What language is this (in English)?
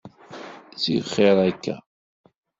Kabyle